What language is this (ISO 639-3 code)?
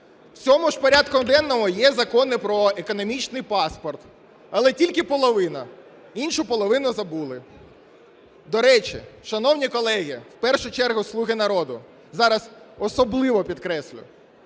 ukr